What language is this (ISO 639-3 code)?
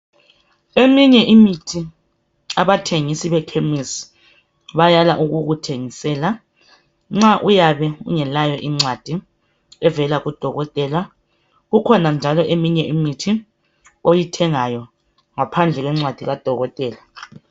nde